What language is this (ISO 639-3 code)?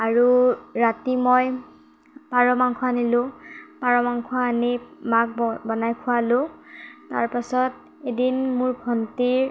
asm